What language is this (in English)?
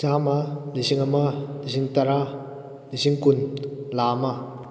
Manipuri